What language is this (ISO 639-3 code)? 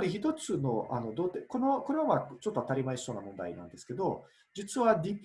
jpn